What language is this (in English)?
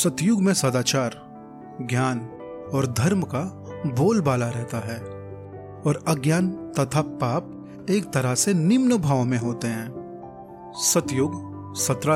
Hindi